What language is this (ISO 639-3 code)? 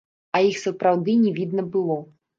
bel